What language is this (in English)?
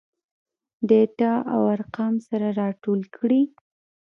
Pashto